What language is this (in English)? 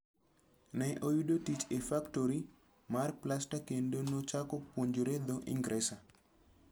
Luo (Kenya and Tanzania)